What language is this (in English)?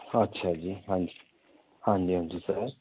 Punjabi